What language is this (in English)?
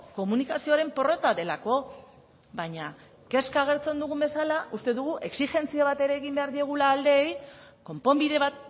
Basque